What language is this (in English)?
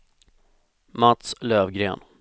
Swedish